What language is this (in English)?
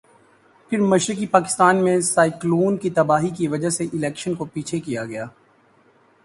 Urdu